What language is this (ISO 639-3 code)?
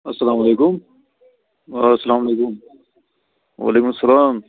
kas